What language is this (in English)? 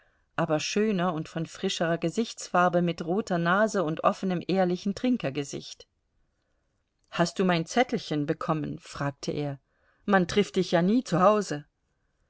German